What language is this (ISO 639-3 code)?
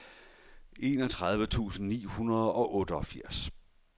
dan